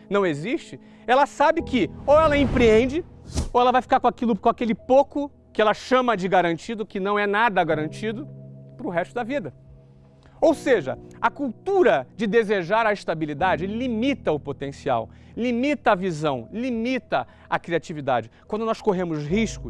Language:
Portuguese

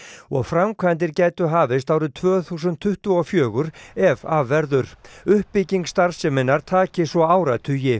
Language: Icelandic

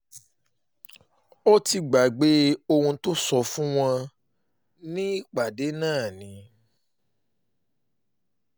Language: Yoruba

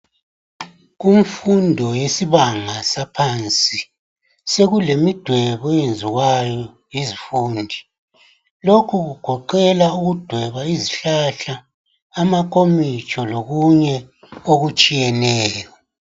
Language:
North Ndebele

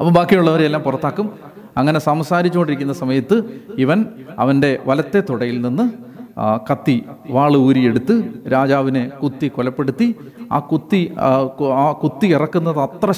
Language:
Malayalam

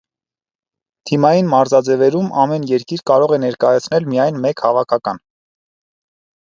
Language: Armenian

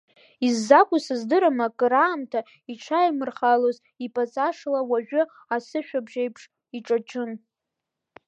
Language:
Abkhazian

